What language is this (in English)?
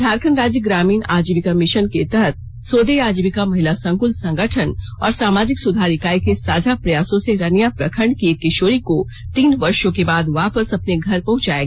Hindi